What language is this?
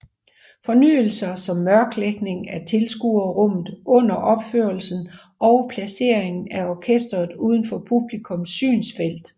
Danish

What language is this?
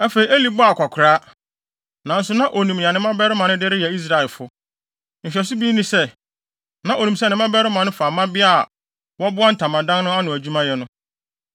Akan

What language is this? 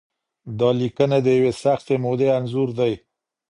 Pashto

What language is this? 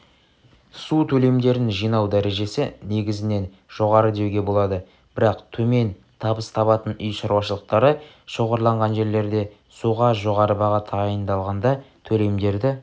Kazakh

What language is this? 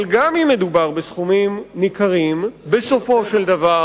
Hebrew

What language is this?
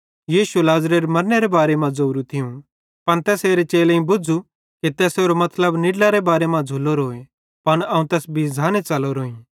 Bhadrawahi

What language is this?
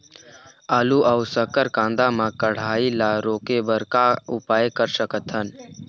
Chhattisgarhi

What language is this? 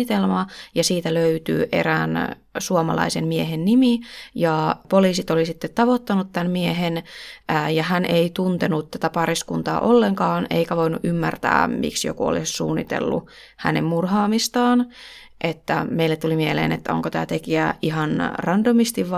Finnish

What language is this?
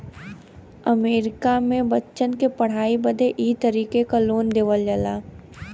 Bhojpuri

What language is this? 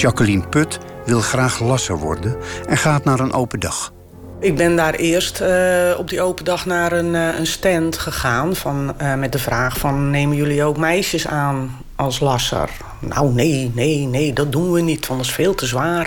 Dutch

